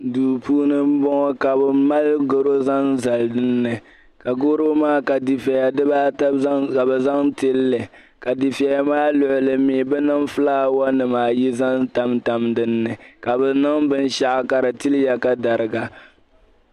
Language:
Dagbani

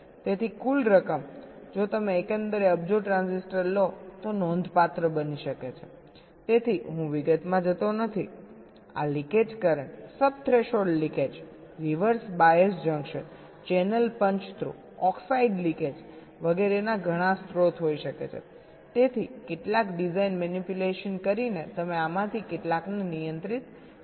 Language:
Gujarati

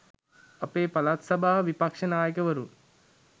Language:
Sinhala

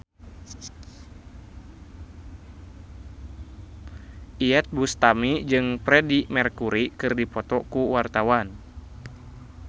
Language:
Sundanese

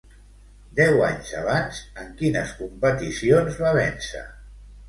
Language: Catalan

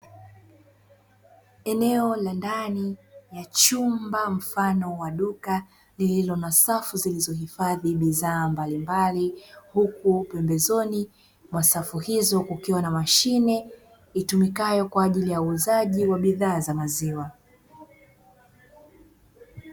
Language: Swahili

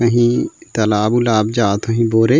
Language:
Chhattisgarhi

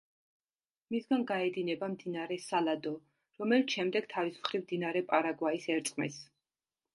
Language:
Georgian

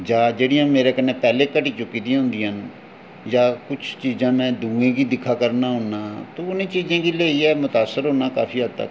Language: Dogri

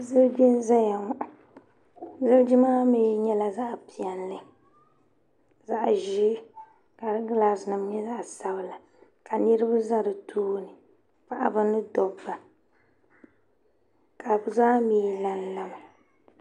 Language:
Dagbani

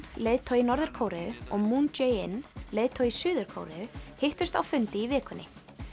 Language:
Icelandic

